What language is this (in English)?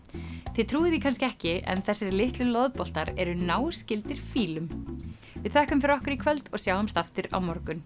Icelandic